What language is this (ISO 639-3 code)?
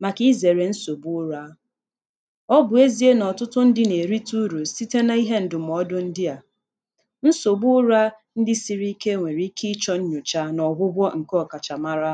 ibo